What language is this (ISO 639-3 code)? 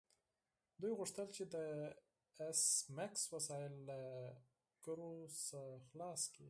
pus